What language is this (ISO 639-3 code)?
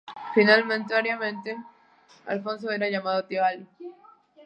spa